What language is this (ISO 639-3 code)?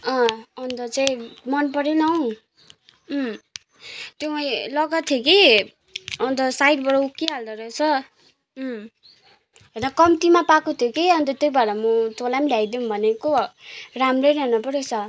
nep